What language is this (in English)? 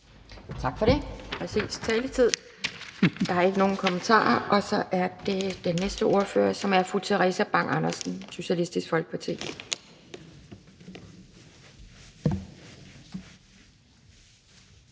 Danish